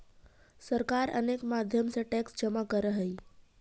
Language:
Magahi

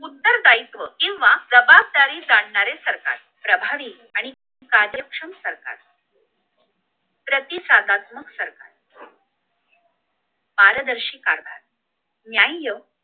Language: Marathi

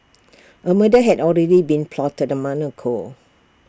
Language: English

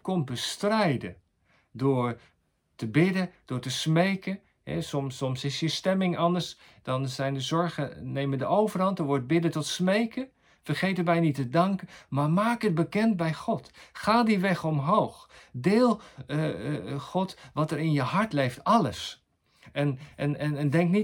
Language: Dutch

